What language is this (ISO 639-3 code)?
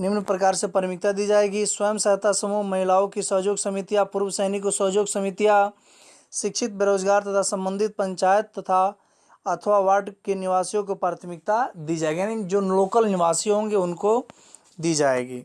hin